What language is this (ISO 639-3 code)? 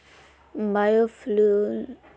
mag